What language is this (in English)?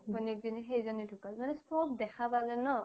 Assamese